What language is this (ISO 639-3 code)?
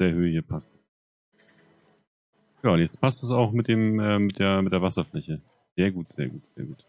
deu